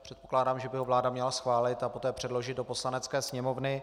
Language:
Czech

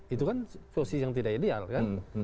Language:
Indonesian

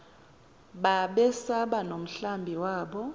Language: Xhosa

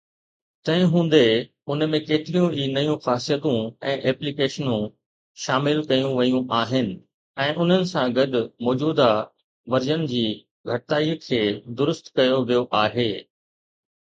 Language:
Sindhi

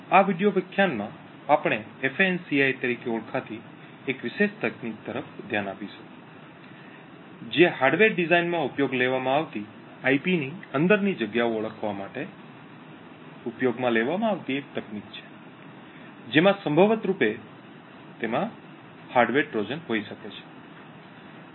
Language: Gujarati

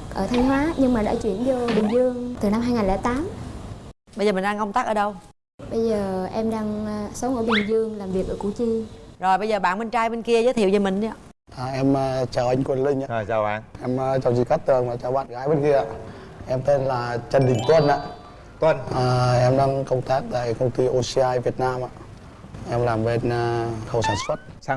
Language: Vietnamese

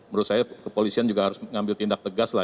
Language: Indonesian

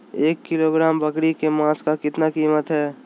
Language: Magahi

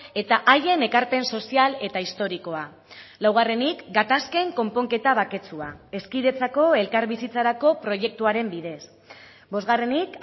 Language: Basque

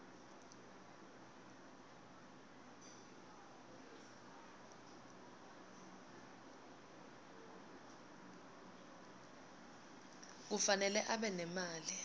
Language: Swati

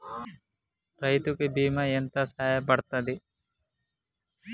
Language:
Telugu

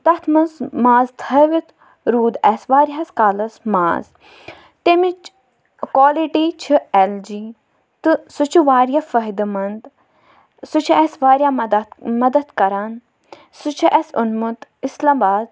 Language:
Kashmiri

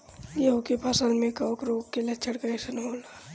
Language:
Bhojpuri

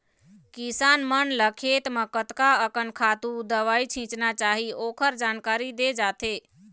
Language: Chhattisgarhi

